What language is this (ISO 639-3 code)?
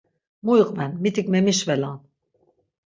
lzz